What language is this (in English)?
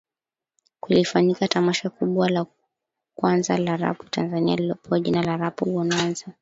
Swahili